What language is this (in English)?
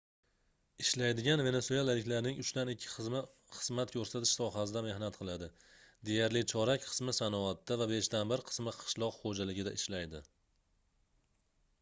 Uzbek